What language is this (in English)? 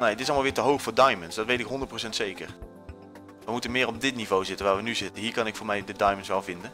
Dutch